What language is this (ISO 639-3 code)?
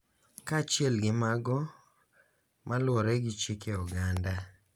luo